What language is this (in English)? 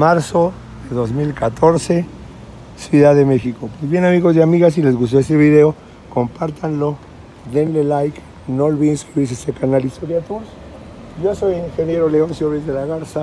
Spanish